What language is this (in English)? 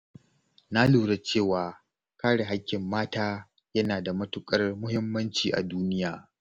Hausa